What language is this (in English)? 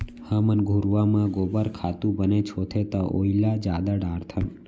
Chhattisgarhi